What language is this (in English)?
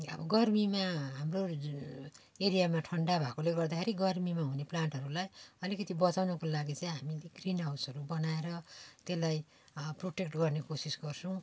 Nepali